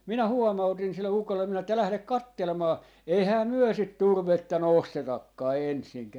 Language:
Finnish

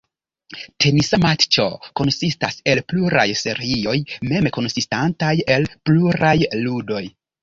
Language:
Esperanto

